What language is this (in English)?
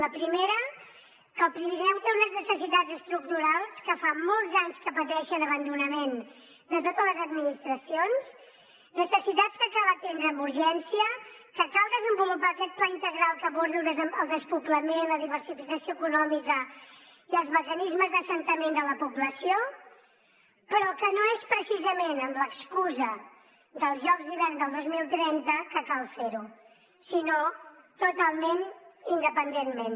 Catalan